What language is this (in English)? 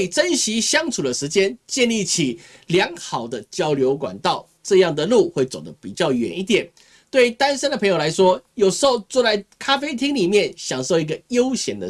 Chinese